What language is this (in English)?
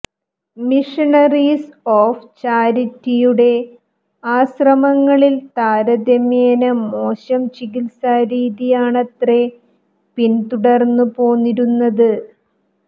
Malayalam